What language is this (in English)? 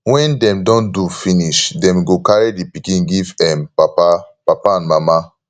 Nigerian Pidgin